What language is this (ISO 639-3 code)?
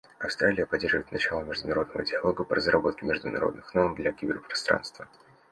rus